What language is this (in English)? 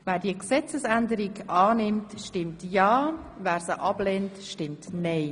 Swiss German